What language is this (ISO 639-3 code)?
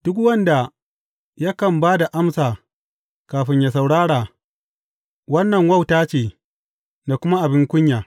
hau